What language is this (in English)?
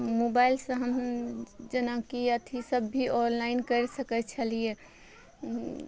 Maithili